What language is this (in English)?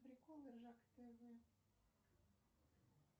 Russian